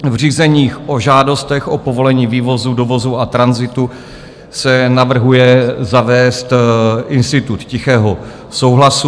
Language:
Czech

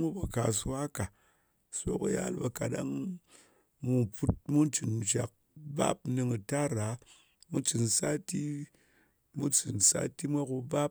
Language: Ngas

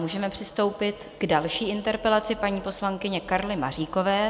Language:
Czech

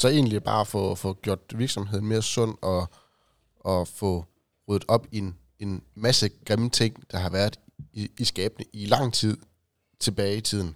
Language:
Danish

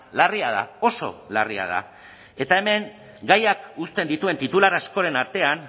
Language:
Basque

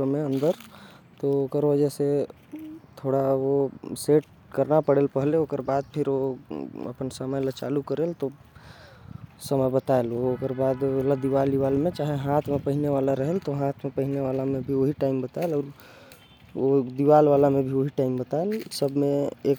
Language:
Korwa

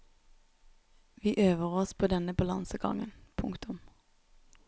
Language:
Norwegian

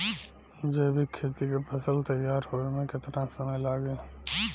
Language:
Bhojpuri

